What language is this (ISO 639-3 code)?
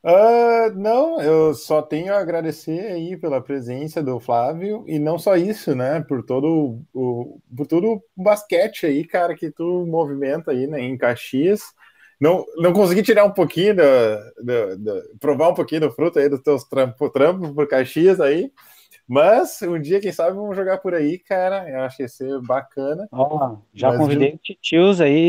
por